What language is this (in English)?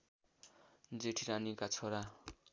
Nepali